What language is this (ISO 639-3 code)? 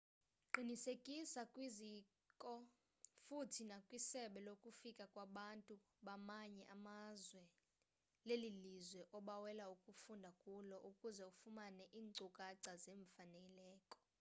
xho